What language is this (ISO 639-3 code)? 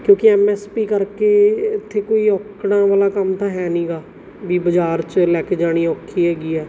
pan